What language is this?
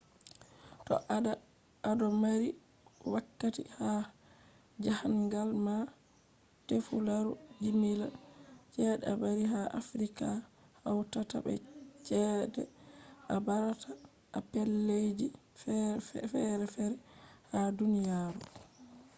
Fula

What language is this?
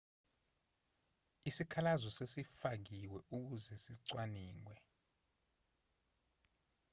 Zulu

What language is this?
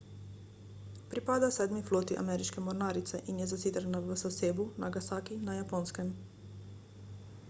Slovenian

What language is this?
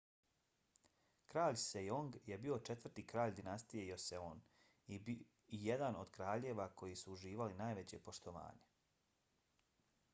Bosnian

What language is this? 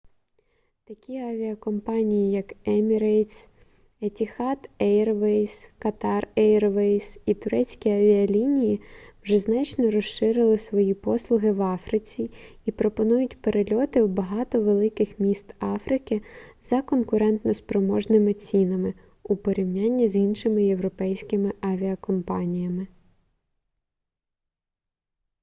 Ukrainian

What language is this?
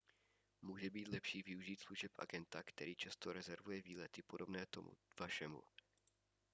Czech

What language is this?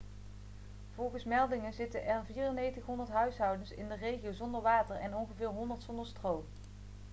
Dutch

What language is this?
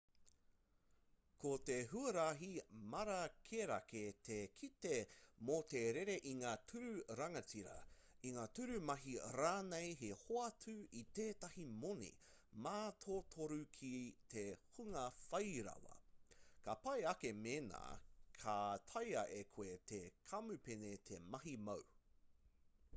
Māori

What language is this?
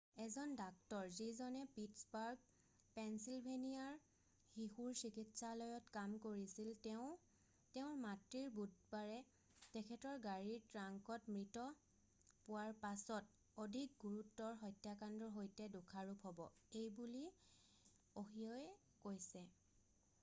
Assamese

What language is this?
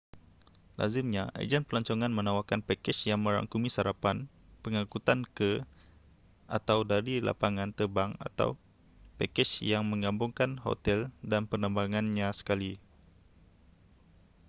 Malay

